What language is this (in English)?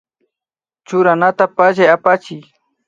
Imbabura Highland Quichua